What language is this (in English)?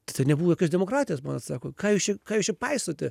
Lithuanian